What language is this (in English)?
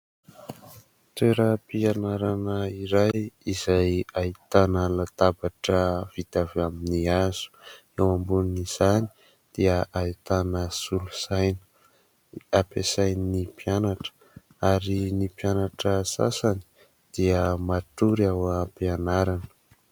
Malagasy